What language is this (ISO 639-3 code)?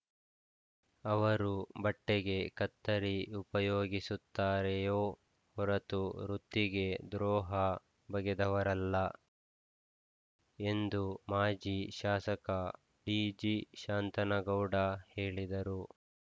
kan